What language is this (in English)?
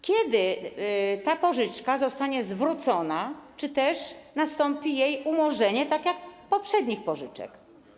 Polish